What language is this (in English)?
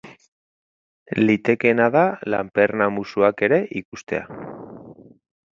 Basque